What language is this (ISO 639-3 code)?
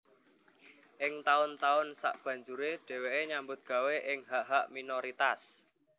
jav